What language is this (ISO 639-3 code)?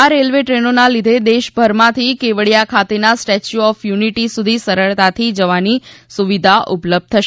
guj